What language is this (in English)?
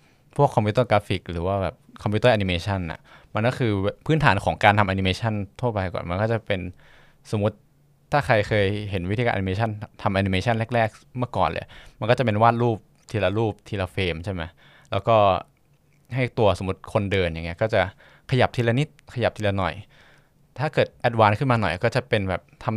Thai